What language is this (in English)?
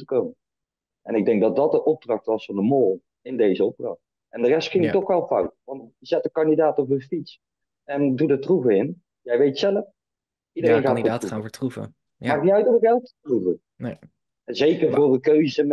Dutch